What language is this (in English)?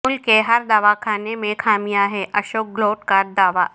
Urdu